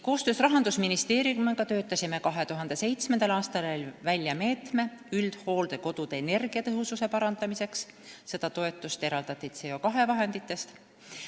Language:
Estonian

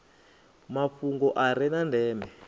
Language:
Venda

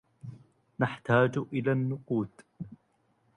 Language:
Arabic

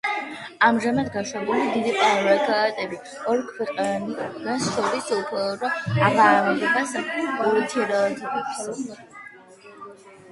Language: Georgian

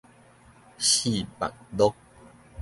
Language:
Min Nan Chinese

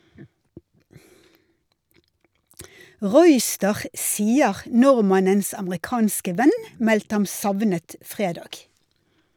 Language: Norwegian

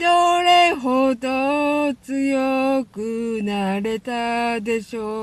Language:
Japanese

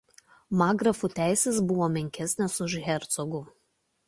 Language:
Lithuanian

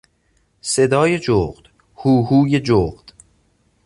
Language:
Persian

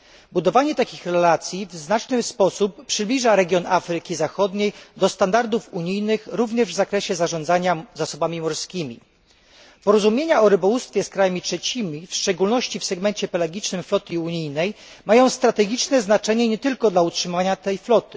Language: Polish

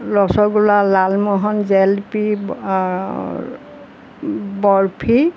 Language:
Assamese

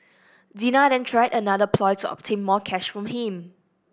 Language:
English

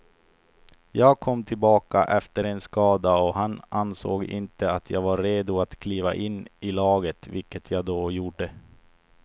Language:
Swedish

